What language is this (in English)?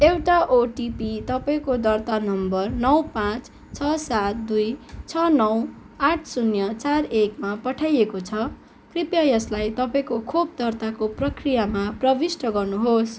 Nepali